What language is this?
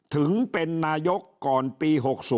Thai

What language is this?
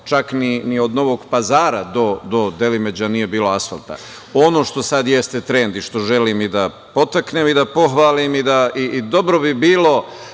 Serbian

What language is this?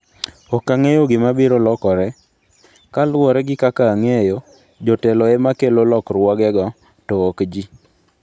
Luo (Kenya and Tanzania)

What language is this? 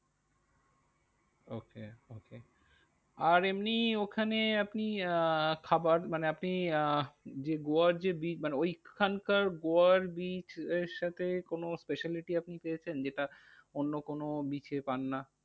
Bangla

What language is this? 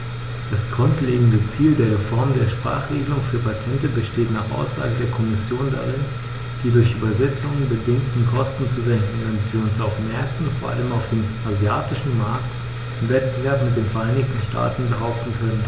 German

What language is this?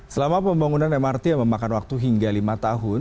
Indonesian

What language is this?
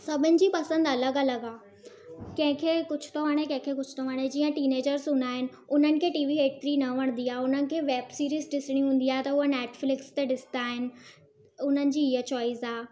Sindhi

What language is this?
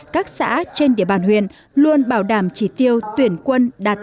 Vietnamese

